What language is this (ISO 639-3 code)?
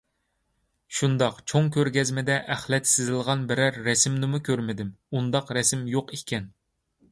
uig